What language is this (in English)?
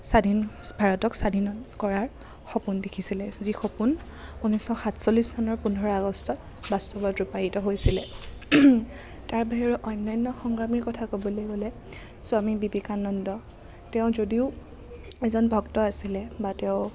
Assamese